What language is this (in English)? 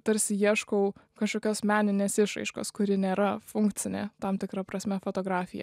Lithuanian